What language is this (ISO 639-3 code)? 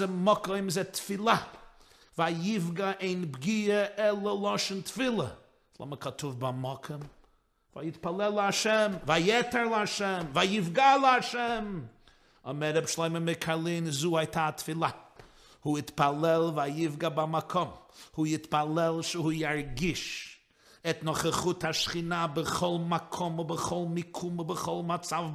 heb